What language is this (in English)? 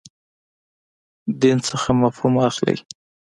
Pashto